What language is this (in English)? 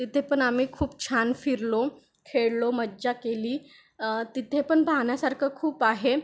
Marathi